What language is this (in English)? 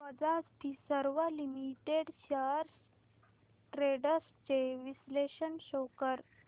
Marathi